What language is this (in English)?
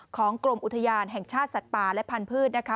Thai